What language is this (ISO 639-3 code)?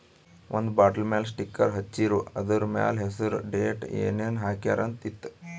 kan